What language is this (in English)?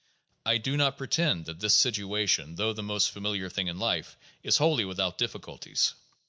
English